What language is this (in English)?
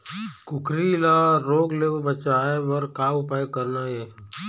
Chhattisgarhi